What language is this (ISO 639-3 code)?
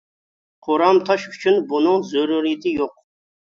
uig